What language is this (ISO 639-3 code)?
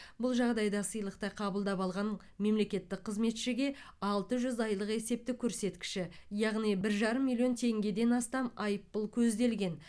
kaz